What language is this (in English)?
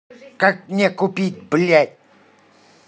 Russian